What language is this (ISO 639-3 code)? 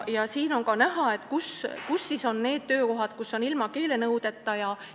est